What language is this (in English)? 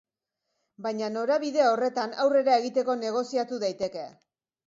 Basque